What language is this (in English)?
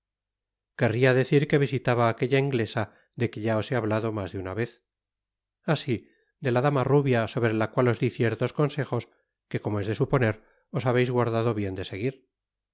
Spanish